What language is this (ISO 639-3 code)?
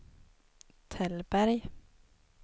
swe